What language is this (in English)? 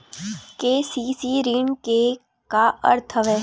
Chhattisgarhi